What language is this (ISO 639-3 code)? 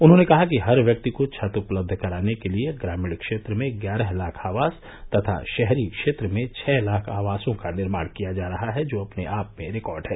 hin